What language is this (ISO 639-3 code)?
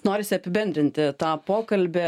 lit